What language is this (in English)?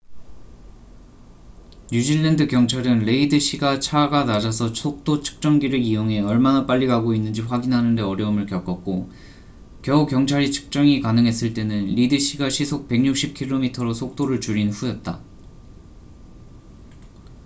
Korean